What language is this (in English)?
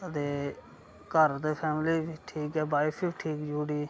Dogri